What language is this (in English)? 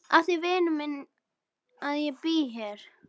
Icelandic